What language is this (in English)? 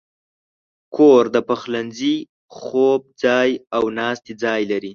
Pashto